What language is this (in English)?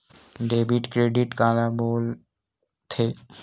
Chhattisgarhi